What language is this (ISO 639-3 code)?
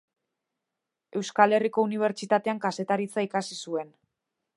eus